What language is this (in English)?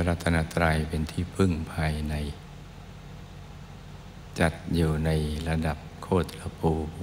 Thai